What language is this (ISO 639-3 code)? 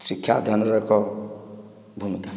ori